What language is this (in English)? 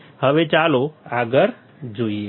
Gujarati